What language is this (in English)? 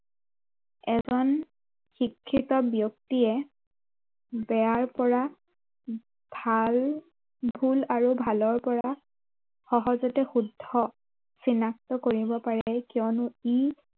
Assamese